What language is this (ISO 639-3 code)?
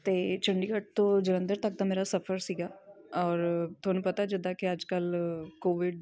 pan